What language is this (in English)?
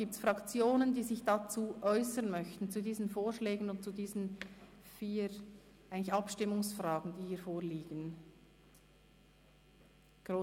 Swiss German